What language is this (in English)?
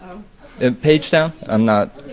English